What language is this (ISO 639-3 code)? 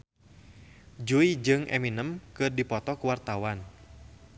sun